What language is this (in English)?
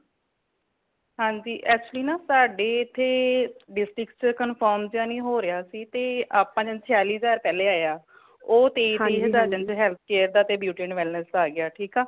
Punjabi